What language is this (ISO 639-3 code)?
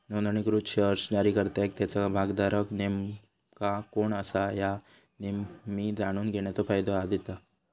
mar